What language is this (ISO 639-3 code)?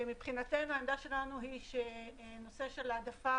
heb